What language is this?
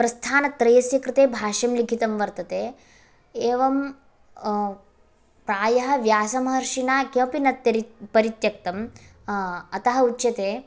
Sanskrit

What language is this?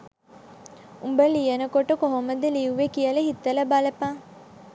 Sinhala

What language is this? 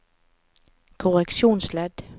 Norwegian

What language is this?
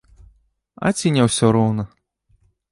Belarusian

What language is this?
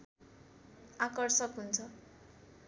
Nepali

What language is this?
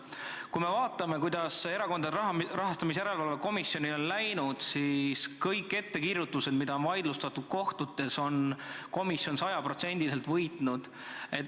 Estonian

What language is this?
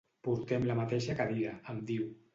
Catalan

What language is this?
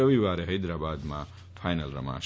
Gujarati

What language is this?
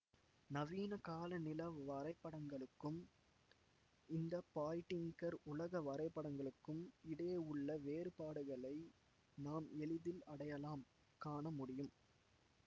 Tamil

